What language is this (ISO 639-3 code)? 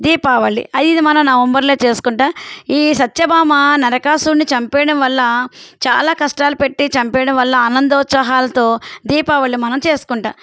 tel